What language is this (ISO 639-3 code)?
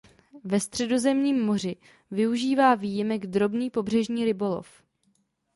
ces